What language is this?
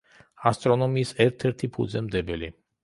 Georgian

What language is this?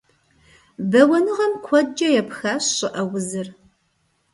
Kabardian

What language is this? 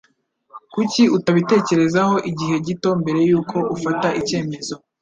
Kinyarwanda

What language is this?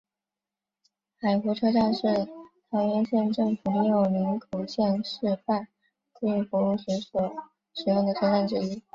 Chinese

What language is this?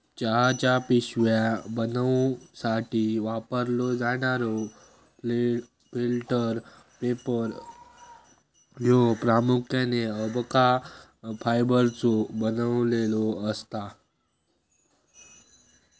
Marathi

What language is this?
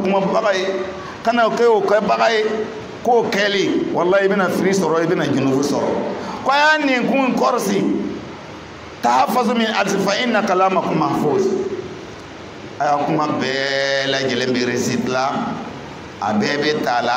Arabic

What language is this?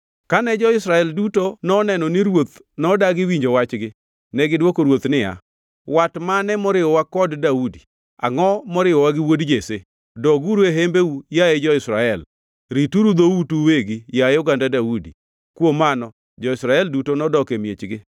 Luo (Kenya and Tanzania)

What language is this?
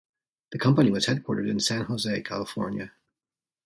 English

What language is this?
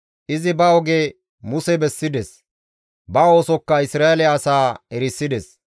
Gamo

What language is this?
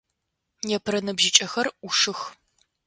Adyghe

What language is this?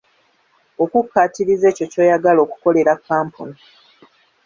Ganda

